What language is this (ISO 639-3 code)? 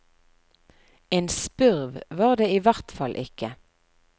nor